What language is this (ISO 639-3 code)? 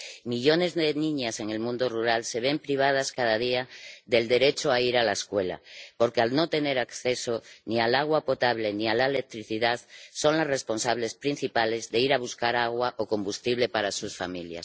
spa